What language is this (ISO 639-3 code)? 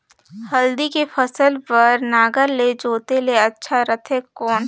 hne